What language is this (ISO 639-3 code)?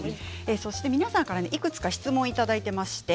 jpn